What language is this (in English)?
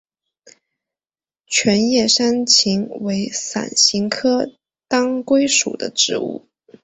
Chinese